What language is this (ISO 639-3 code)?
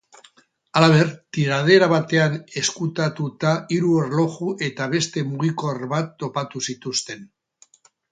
eus